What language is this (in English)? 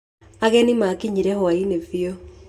Kikuyu